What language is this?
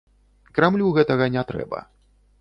Belarusian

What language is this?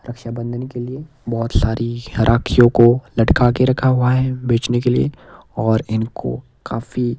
Hindi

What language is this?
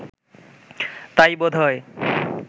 Bangla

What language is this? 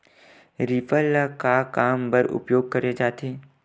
Chhattisgarhi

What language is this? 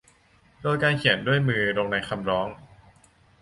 Thai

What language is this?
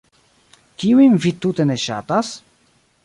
Esperanto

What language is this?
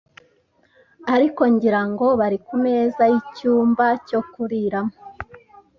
Kinyarwanda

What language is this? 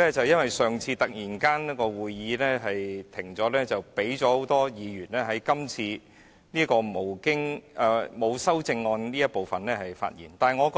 Cantonese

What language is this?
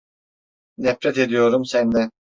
Turkish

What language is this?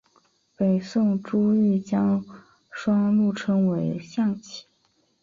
Chinese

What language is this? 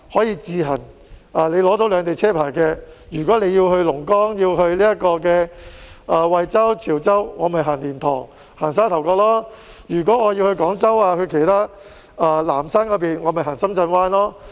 Cantonese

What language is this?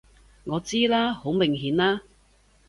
Cantonese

